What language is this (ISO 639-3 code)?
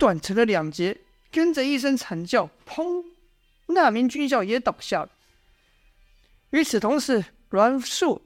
zho